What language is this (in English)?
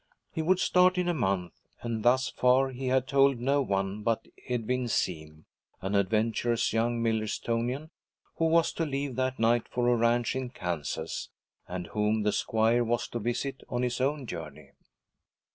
English